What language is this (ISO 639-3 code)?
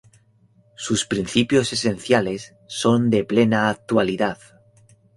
spa